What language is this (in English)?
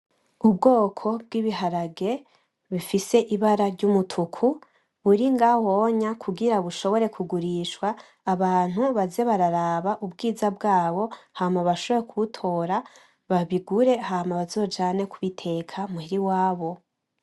Rundi